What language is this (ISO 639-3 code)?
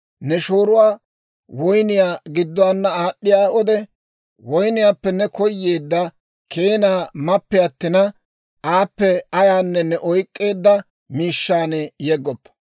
dwr